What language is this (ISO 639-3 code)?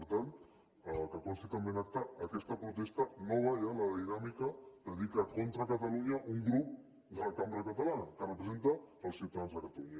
cat